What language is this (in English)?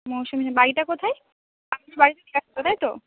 Bangla